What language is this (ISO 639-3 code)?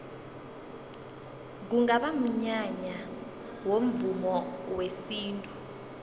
nbl